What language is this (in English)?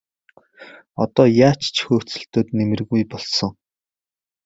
Mongolian